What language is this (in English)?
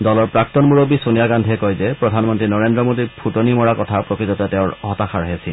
Assamese